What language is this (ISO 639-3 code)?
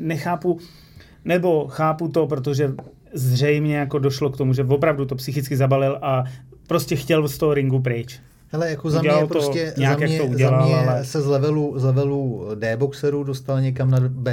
ces